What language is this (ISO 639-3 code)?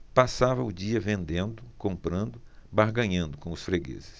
por